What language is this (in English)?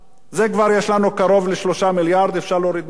Hebrew